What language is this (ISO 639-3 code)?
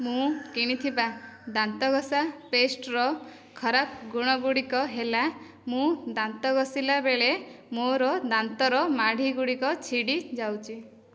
ori